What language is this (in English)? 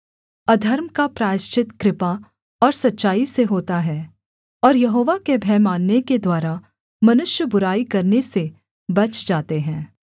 Hindi